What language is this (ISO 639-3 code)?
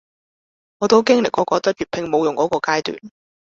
yue